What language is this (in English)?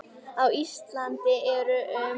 Icelandic